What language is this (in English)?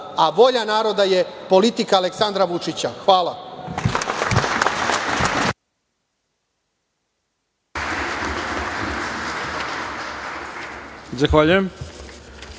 Serbian